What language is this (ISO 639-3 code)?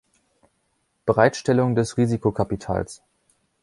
deu